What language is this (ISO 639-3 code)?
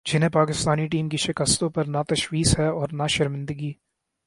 urd